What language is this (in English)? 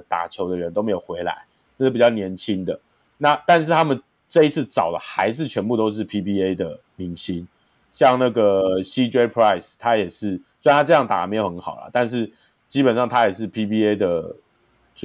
Chinese